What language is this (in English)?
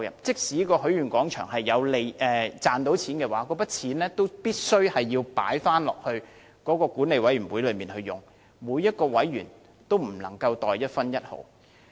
Cantonese